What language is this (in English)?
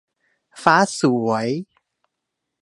Thai